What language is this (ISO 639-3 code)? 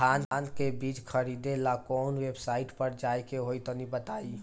bho